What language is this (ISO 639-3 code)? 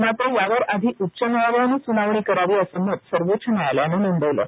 mar